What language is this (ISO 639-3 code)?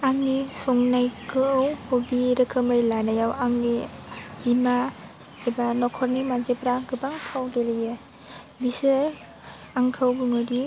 brx